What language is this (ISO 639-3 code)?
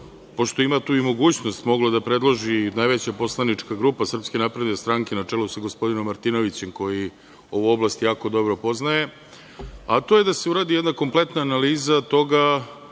srp